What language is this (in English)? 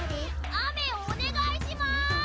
Japanese